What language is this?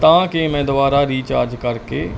Punjabi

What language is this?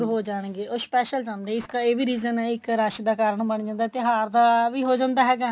Punjabi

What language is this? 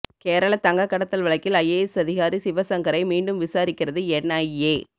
Tamil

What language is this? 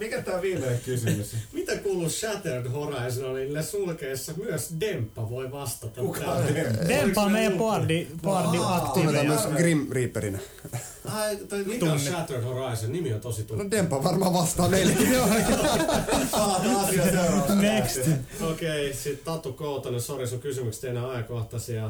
Finnish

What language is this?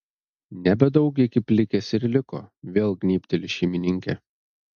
Lithuanian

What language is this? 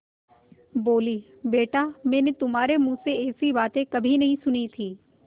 Hindi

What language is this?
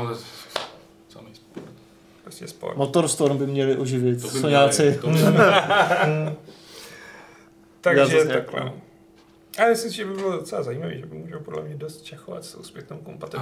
Czech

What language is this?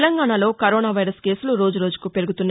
Telugu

